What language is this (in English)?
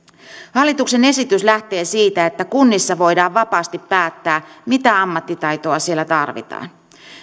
Finnish